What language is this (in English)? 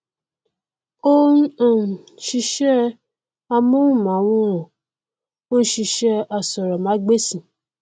Yoruba